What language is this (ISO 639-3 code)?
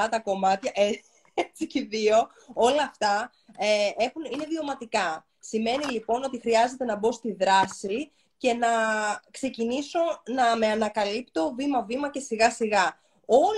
ell